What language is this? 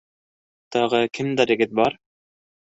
Bashkir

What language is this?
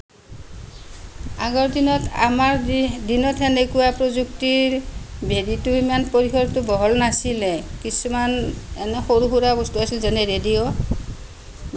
Assamese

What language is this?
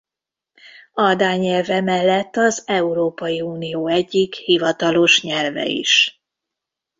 Hungarian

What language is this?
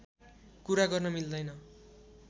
Nepali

